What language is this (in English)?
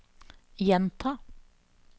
Norwegian